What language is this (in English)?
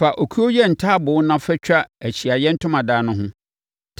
Akan